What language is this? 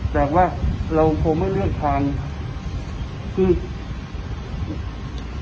Thai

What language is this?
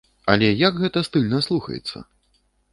Belarusian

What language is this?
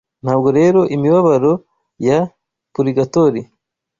Kinyarwanda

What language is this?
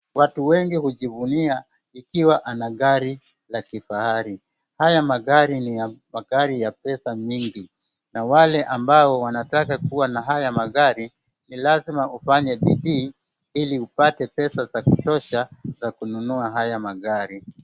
Swahili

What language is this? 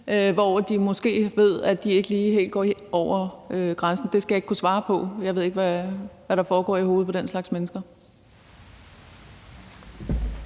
Danish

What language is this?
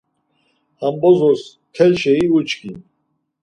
Laz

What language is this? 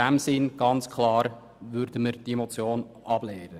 Swiss German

